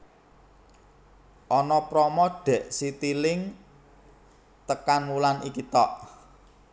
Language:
Javanese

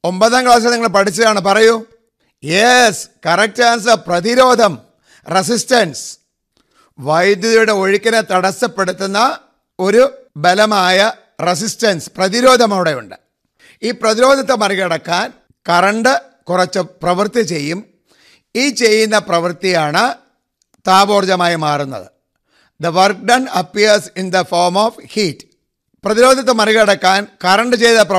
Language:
Malayalam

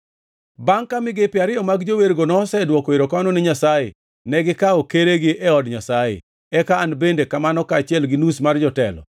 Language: Luo (Kenya and Tanzania)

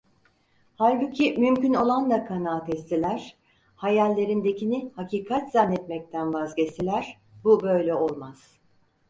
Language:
Turkish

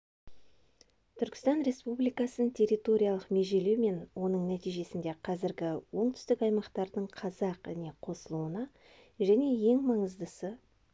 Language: Kazakh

